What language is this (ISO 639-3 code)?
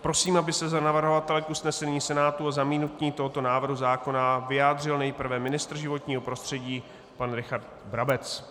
ces